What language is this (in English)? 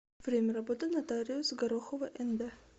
Russian